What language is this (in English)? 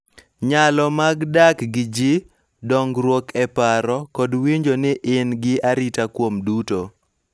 Luo (Kenya and Tanzania)